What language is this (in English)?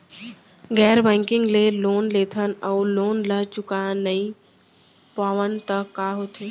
Chhattisgarhi